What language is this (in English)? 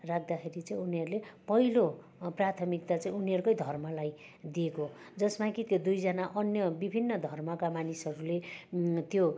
Nepali